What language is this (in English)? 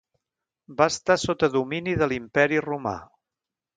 Catalan